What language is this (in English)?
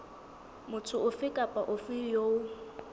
Southern Sotho